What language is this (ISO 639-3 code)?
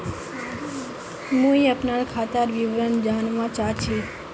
mag